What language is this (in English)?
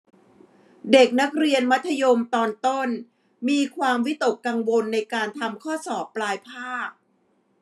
Thai